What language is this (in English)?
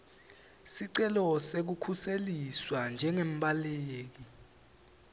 Swati